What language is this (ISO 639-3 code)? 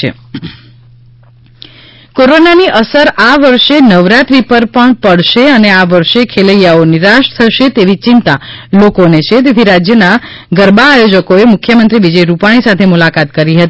guj